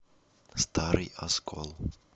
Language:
Russian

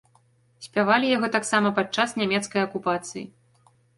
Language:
Belarusian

